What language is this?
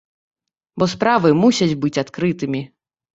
Belarusian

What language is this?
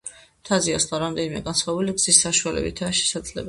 Georgian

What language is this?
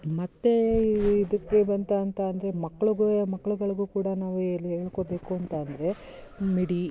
Kannada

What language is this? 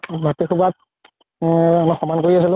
Assamese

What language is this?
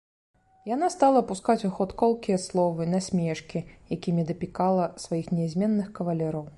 Belarusian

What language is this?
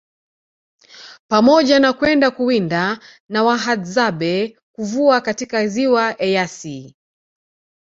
Swahili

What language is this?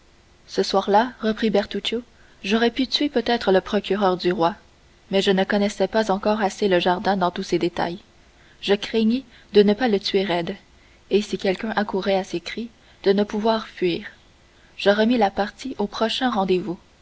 French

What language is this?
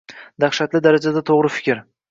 Uzbek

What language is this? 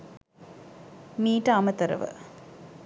Sinhala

